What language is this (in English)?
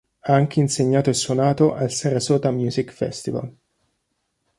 Italian